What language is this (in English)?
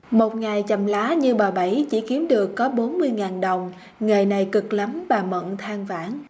Vietnamese